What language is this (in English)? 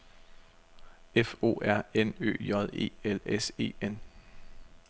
Danish